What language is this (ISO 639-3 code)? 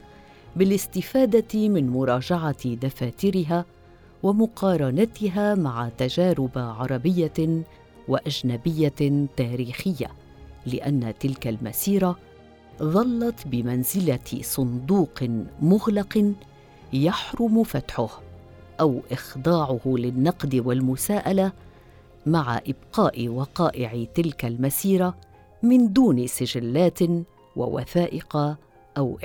ara